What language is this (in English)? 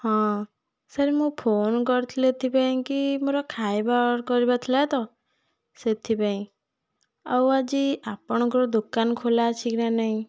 Odia